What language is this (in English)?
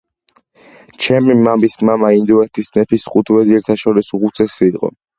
Georgian